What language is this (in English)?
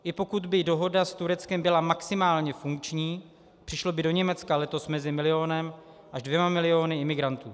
Czech